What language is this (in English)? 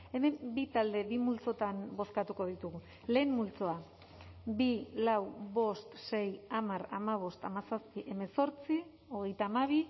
Basque